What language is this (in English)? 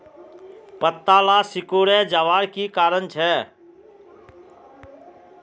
Magahi